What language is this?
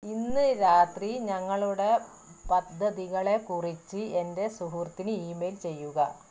Malayalam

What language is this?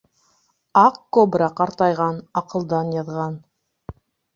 Bashkir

